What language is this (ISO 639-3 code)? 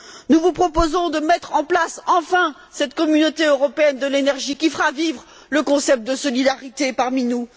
fra